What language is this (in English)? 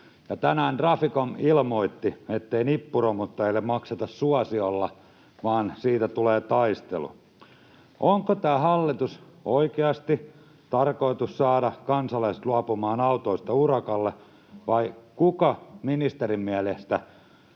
Finnish